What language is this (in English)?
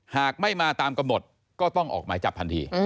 Thai